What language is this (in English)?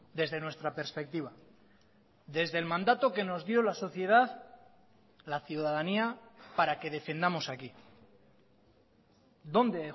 Spanish